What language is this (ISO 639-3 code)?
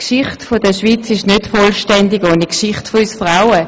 gsw